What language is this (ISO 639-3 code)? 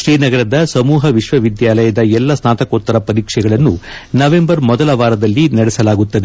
kan